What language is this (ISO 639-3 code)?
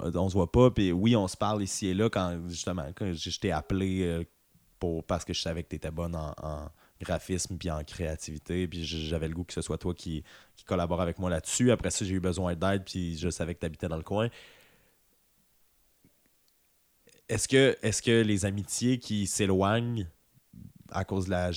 fra